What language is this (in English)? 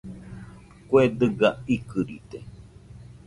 Nüpode Huitoto